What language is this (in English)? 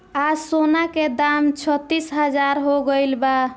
Bhojpuri